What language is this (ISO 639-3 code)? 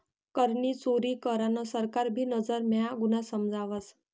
mar